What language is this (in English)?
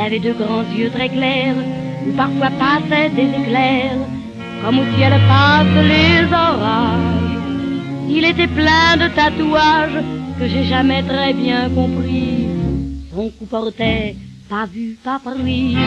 French